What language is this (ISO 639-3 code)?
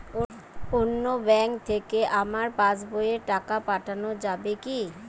ben